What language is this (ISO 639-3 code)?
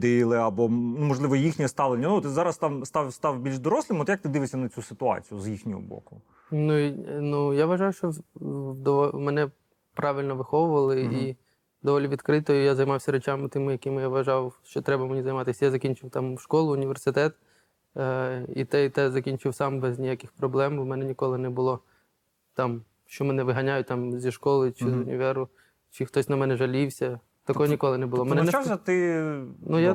ukr